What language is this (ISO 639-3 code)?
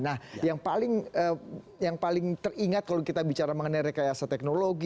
ind